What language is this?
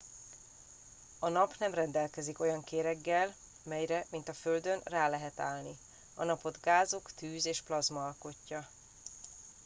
Hungarian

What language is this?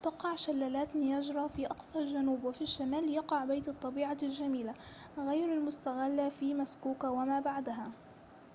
Arabic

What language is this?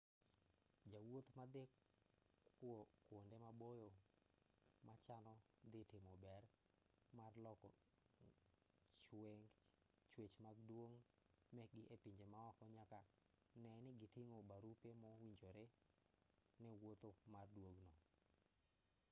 Luo (Kenya and Tanzania)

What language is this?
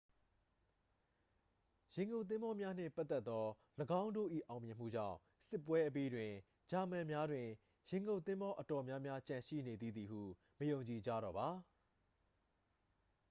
Burmese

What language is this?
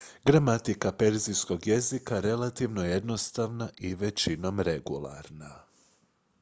Croatian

